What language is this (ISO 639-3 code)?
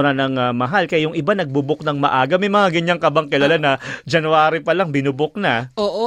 fil